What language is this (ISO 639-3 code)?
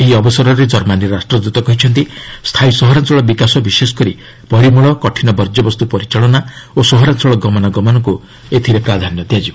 ori